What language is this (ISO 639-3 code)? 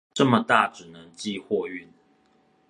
zho